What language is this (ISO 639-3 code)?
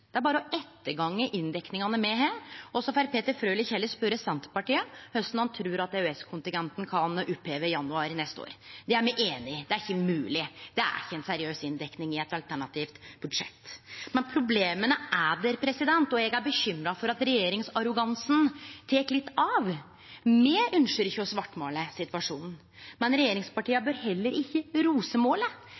nno